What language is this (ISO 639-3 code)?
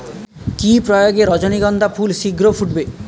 ben